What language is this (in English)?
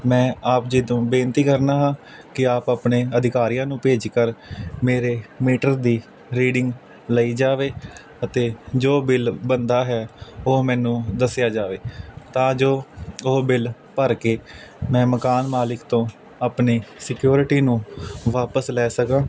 Punjabi